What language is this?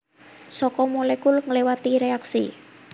Javanese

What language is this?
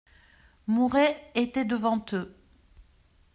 French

